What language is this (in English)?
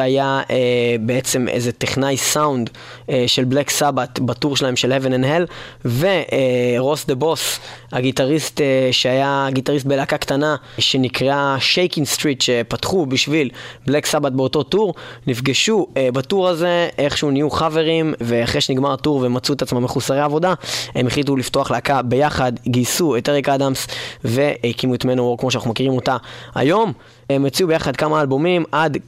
Hebrew